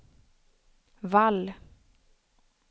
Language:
Swedish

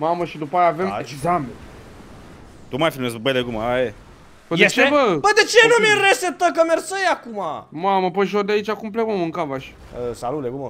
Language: Romanian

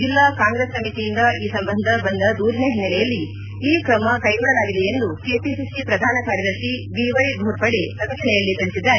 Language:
Kannada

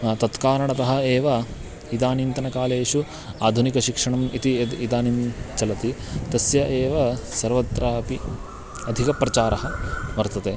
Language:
Sanskrit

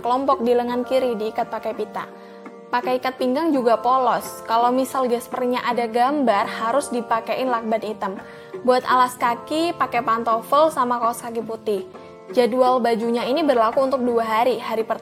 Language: Indonesian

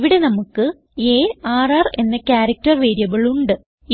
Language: Malayalam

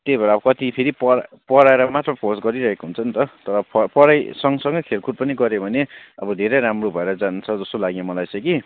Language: Nepali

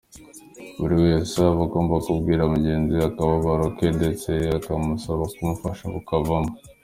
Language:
Kinyarwanda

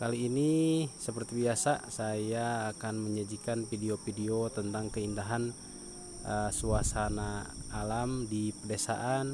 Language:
Indonesian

